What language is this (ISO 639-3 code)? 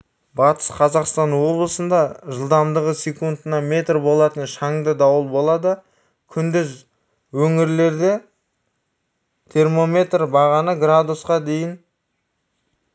kaz